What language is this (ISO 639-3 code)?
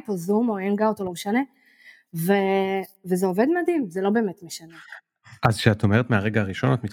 heb